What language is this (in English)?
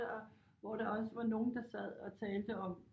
Danish